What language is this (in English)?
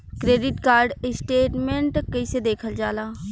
Bhojpuri